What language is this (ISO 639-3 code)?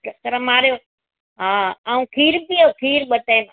snd